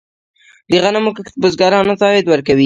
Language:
Pashto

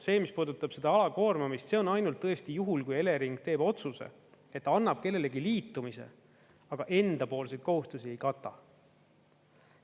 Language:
Estonian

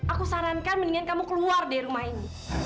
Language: Indonesian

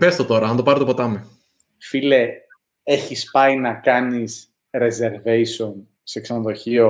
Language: Greek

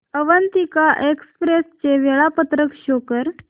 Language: Marathi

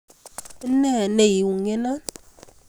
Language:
Kalenjin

